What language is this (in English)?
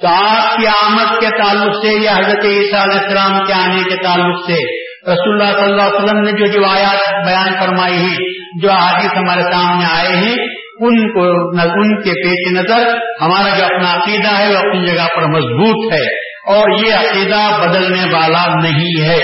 Urdu